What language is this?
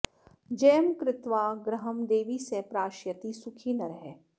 Sanskrit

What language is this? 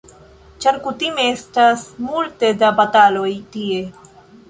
Esperanto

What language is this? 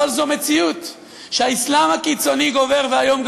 Hebrew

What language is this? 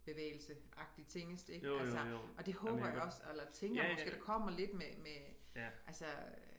Danish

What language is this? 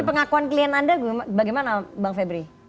Indonesian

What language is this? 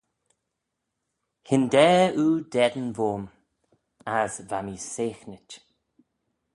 Manx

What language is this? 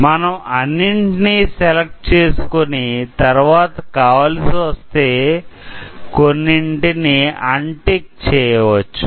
Telugu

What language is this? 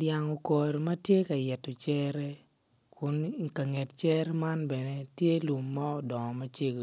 Acoli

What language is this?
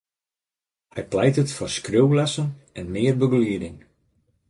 Western Frisian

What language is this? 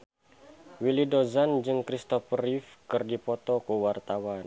Sundanese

